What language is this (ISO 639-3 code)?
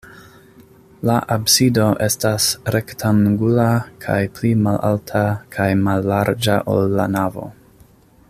epo